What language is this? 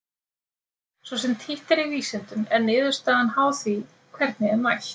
Icelandic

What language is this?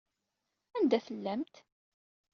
Kabyle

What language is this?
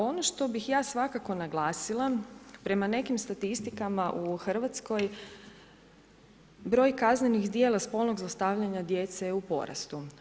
Croatian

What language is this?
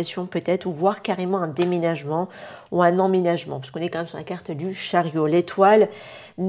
French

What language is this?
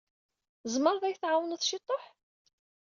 Kabyle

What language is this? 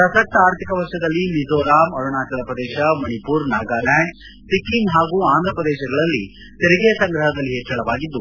Kannada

